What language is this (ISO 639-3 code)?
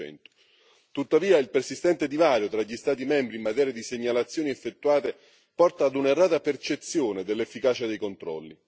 ita